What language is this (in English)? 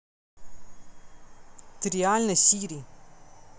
Russian